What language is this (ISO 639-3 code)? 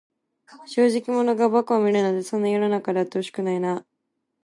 jpn